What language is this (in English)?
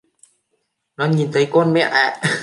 Vietnamese